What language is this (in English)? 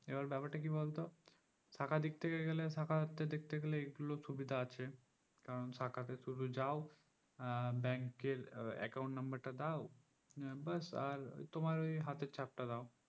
Bangla